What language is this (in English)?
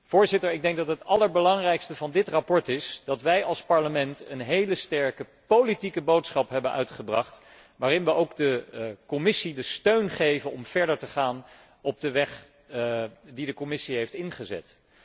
Dutch